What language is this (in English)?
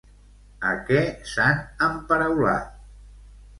Catalan